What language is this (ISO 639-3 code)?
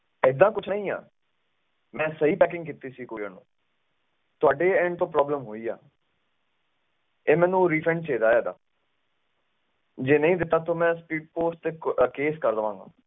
pan